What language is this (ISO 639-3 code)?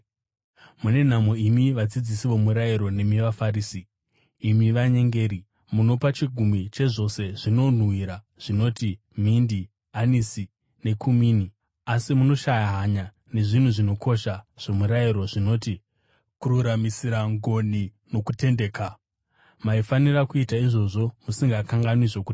sna